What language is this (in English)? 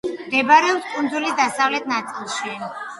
Georgian